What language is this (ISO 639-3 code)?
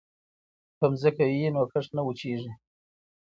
pus